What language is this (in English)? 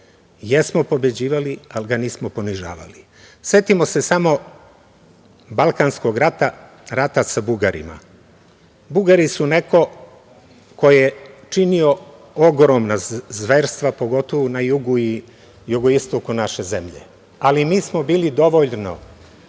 Serbian